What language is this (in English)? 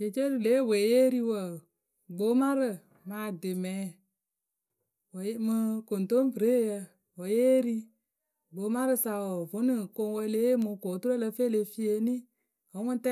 Akebu